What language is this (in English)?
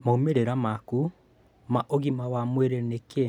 Kikuyu